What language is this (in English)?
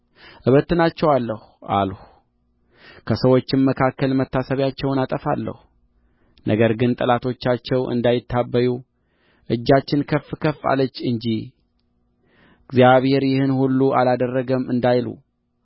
Amharic